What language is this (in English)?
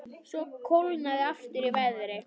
Icelandic